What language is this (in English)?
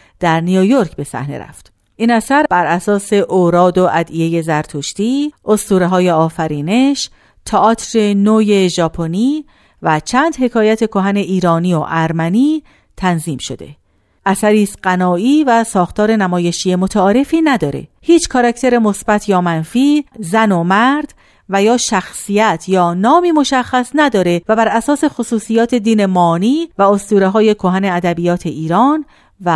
Persian